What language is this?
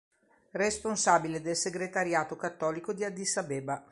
Italian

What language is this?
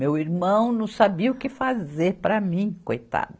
Portuguese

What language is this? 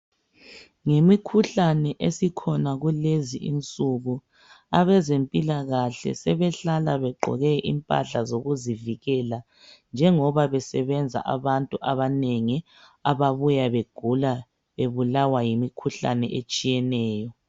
North Ndebele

